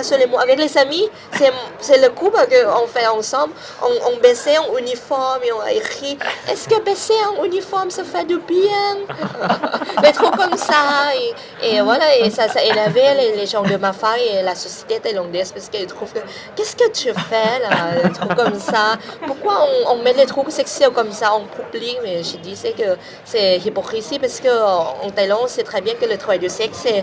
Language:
French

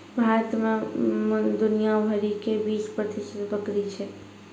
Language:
Maithili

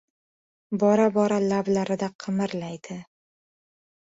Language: Uzbek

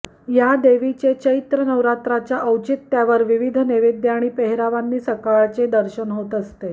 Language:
Marathi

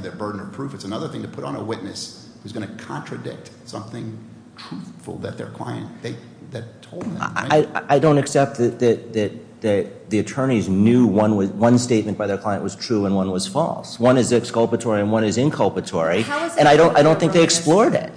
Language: English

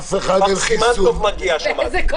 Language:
Hebrew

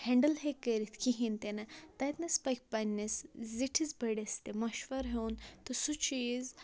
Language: Kashmiri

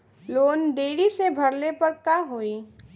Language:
Bhojpuri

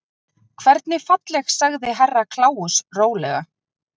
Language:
Icelandic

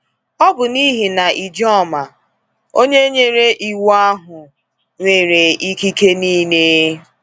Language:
Igbo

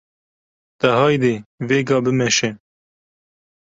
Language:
Kurdish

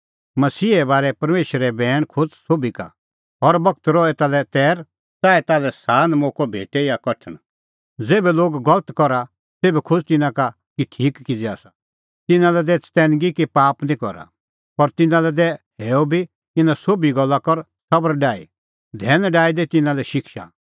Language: Kullu Pahari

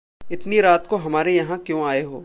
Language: Hindi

